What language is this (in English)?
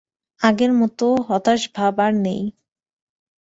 Bangla